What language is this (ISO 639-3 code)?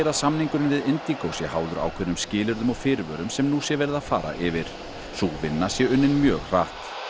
isl